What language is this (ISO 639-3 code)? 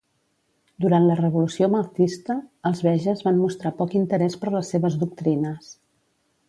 cat